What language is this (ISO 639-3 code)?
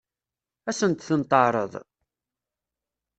kab